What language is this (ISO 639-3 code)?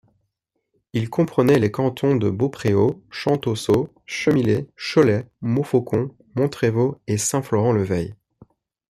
fra